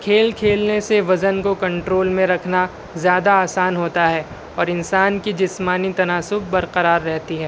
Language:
Urdu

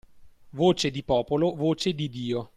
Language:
Italian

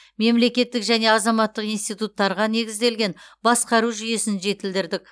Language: Kazakh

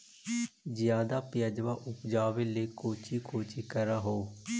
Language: Magahi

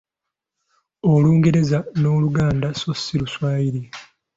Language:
Ganda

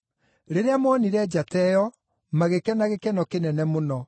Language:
Kikuyu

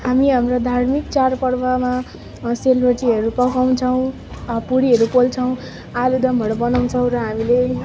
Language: Nepali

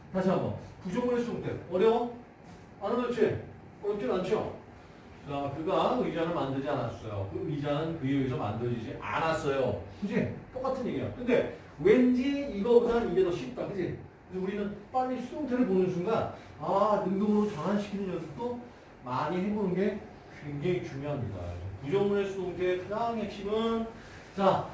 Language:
Korean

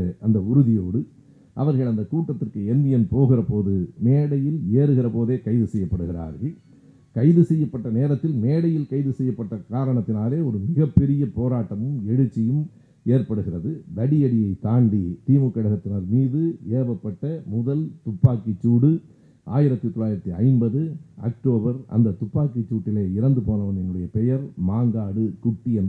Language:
Tamil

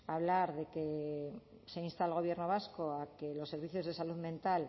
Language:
Spanish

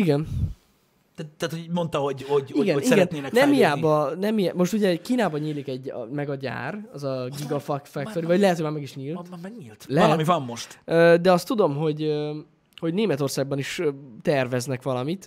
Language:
Hungarian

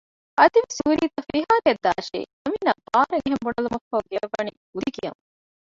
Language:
Divehi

